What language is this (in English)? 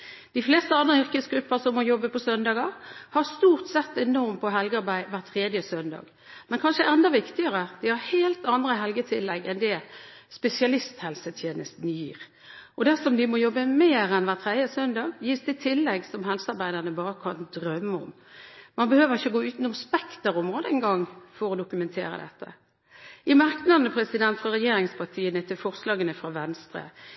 Norwegian Bokmål